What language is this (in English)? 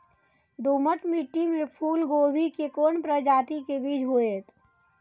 Maithili